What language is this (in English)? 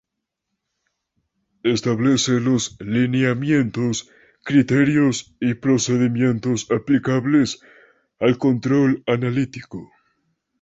Spanish